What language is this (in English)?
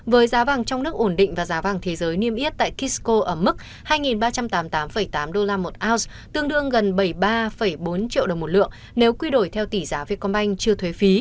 Vietnamese